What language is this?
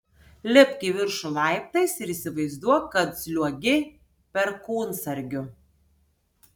Lithuanian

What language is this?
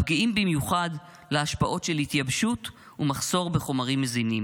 Hebrew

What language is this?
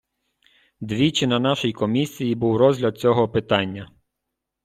Ukrainian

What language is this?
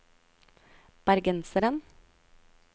Norwegian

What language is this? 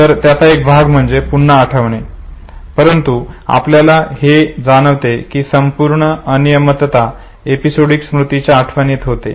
Marathi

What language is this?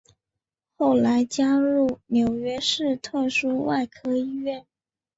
Chinese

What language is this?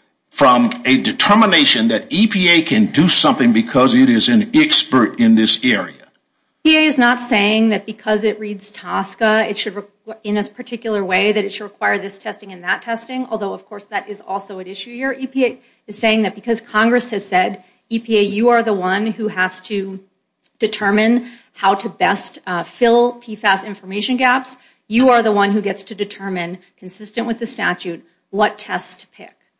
English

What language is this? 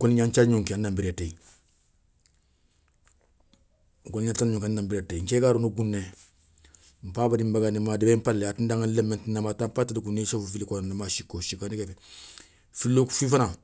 Soninke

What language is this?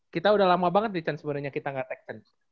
Indonesian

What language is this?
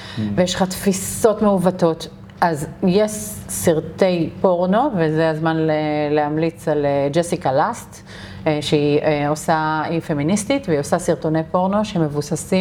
Hebrew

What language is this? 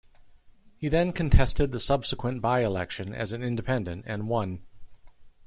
English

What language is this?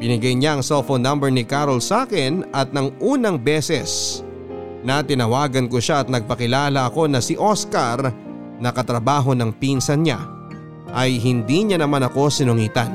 Filipino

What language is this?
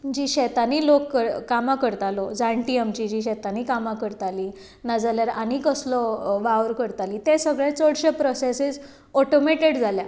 Konkani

